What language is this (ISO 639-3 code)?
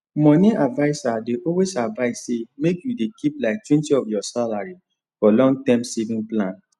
pcm